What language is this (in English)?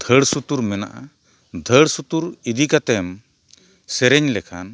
Santali